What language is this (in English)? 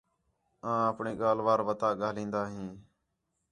Khetrani